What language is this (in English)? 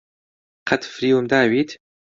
Central Kurdish